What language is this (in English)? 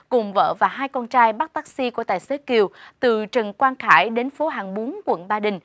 Vietnamese